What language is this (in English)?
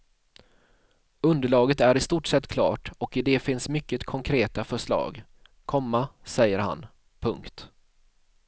Swedish